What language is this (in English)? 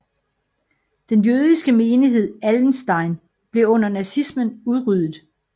Danish